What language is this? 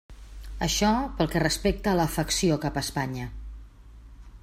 Catalan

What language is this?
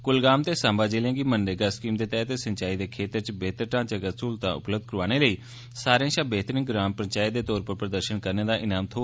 Dogri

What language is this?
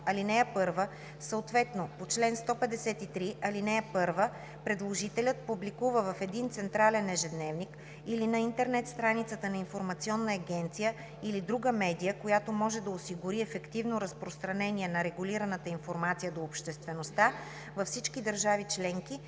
Bulgarian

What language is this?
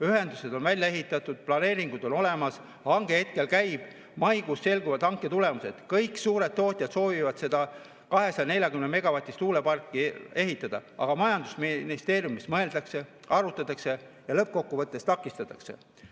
Estonian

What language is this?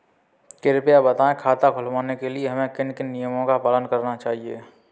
Hindi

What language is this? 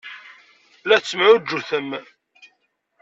Kabyle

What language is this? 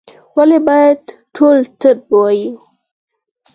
Pashto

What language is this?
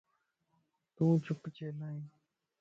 Lasi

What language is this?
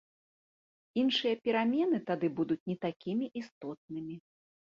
Belarusian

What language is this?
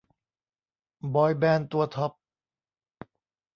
Thai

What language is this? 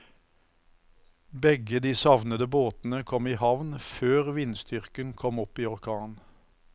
Norwegian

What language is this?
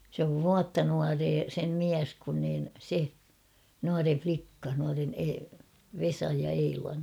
Finnish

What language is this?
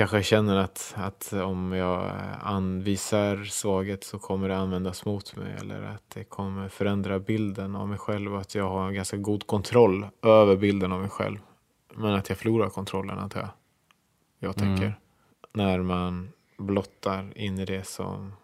Swedish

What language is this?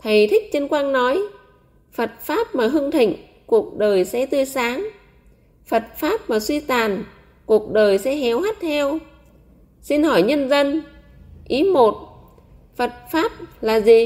Vietnamese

